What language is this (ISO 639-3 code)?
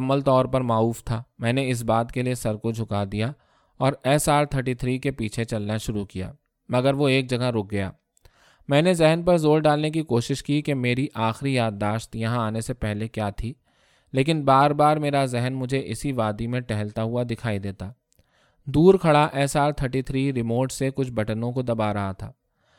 urd